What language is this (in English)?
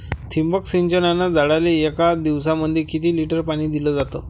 Marathi